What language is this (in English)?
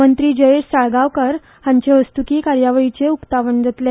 Konkani